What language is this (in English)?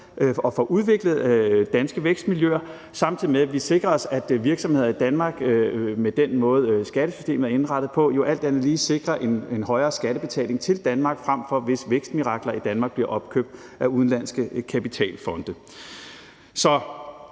Danish